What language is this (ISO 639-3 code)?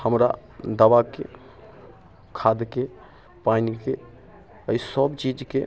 mai